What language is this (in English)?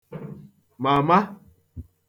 Igbo